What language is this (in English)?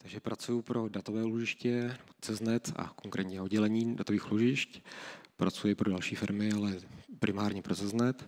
Czech